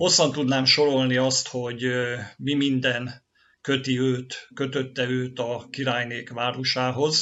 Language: Hungarian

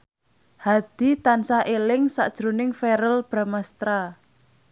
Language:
Javanese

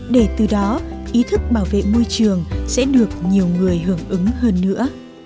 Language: Vietnamese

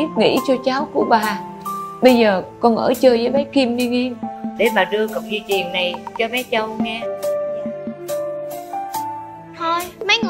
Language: Vietnamese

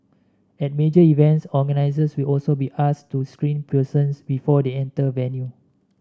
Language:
English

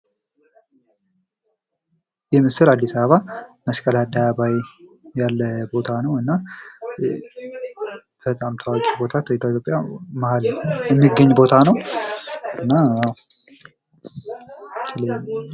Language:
Amharic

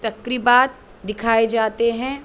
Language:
Urdu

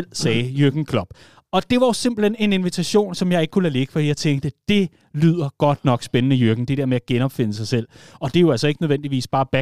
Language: Danish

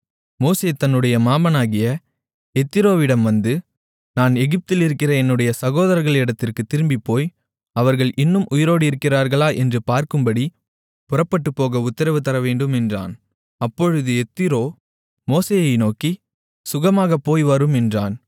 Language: Tamil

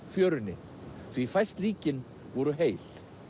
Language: Icelandic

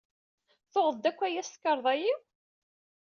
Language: Kabyle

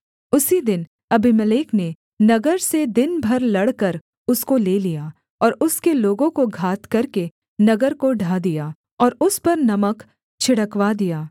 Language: Hindi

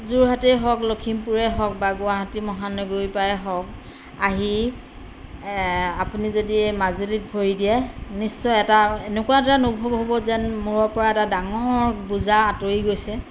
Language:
Assamese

